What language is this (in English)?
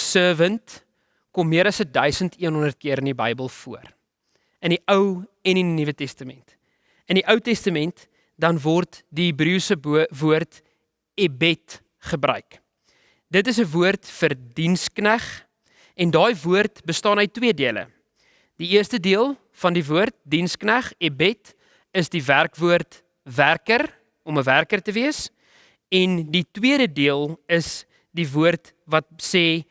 Dutch